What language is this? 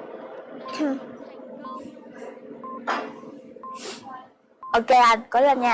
Vietnamese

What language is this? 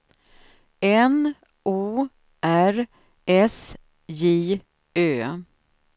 Swedish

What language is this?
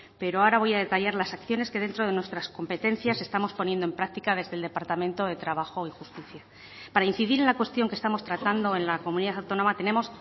Spanish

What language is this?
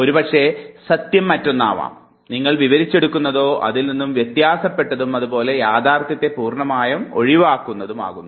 Malayalam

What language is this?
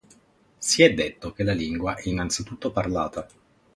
Italian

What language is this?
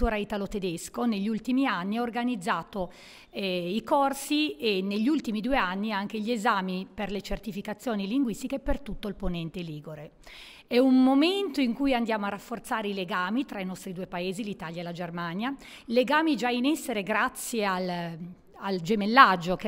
Italian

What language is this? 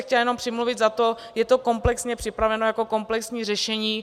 Czech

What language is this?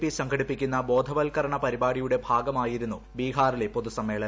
Malayalam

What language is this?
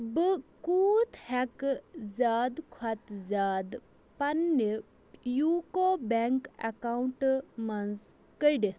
Kashmiri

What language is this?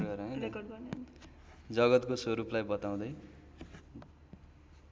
Nepali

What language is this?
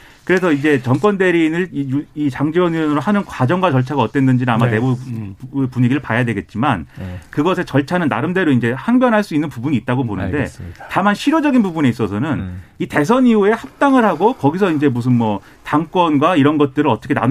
Korean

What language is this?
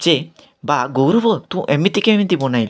Odia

